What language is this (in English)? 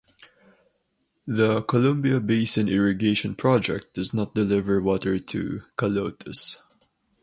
English